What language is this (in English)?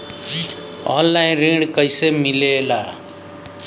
Bhojpuri